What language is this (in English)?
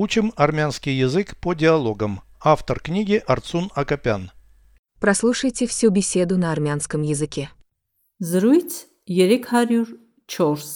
Russian